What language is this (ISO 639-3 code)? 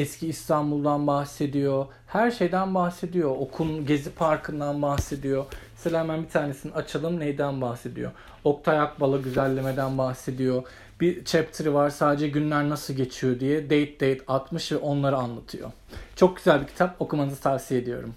tur